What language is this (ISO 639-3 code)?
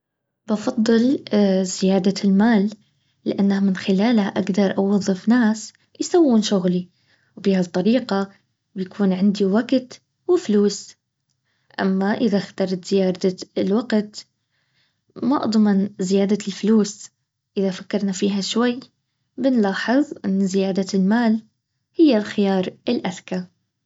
abv